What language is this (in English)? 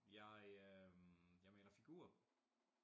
Danish